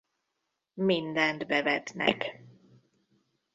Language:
Hungarian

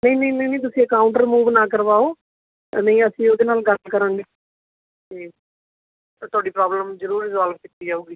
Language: Punjabi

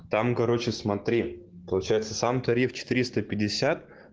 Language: Russian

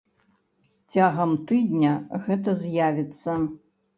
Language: Belarusian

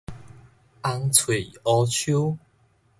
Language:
Min Nan Chinese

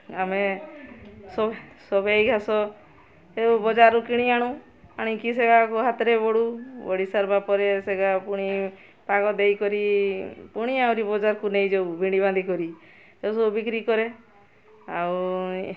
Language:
Odia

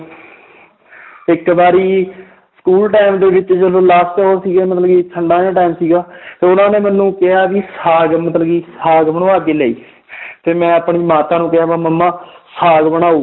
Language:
Punjabi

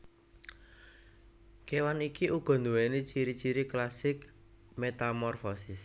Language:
Javanese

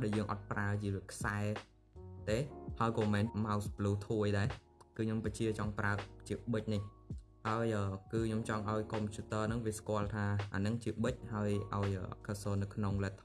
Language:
Vietnamese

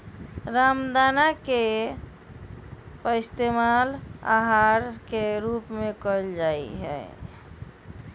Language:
Magahi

